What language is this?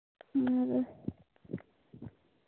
Santali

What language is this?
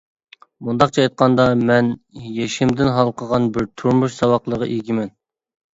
Uyghur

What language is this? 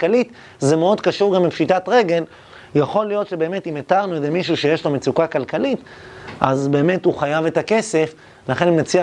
Hebrew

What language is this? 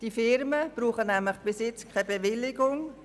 Swiss German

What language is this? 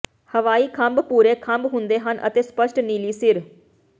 Punjabi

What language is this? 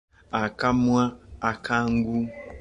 Ganda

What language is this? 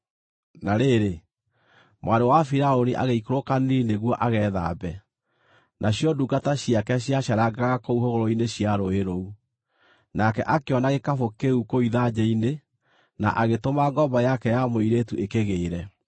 Kikuyu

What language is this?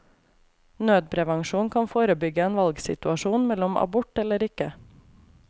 Norwegian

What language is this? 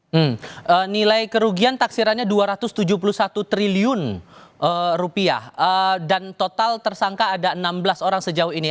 Indonesian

